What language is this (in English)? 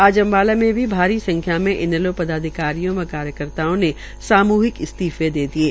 Hindi